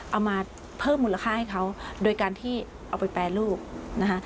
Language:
Thai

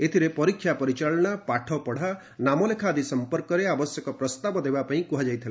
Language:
Odia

